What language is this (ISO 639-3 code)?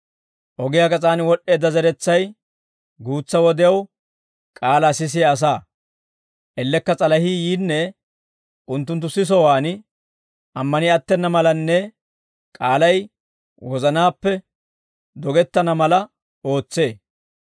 dwr